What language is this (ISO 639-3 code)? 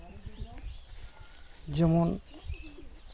sat